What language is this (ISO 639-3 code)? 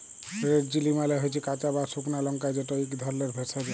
ben